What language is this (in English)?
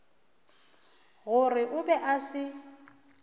Northern Sotho